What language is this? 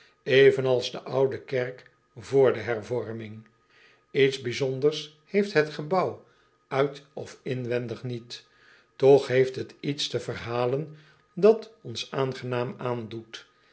Dutch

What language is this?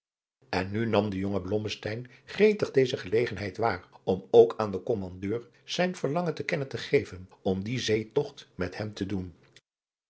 Dutch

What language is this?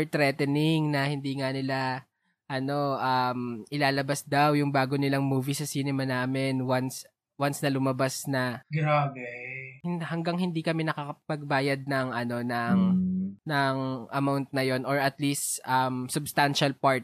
Filipino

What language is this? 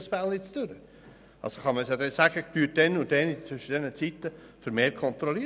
Swiss German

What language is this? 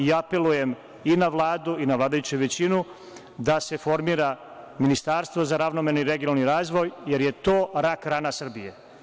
Serbian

